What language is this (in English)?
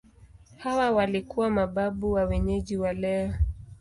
Swahili